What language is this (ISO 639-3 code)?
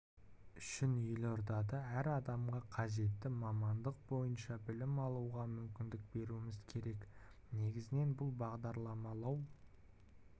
kaz